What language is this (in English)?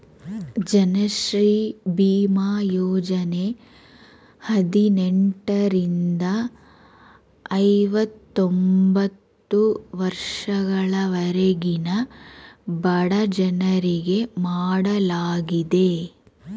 Kannada